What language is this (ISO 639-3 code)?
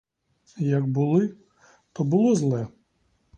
ukr